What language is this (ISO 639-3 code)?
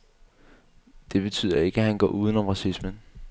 dan